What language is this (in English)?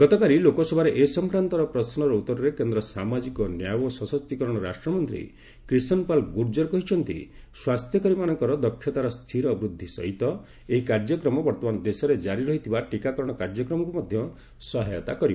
Odia